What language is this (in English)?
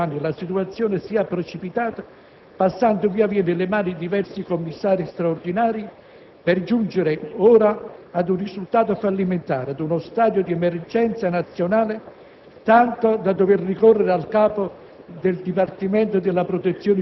Italian